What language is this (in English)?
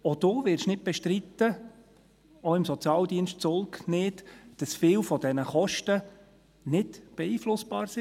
Swiss German